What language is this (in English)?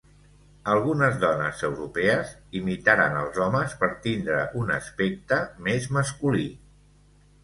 Catalan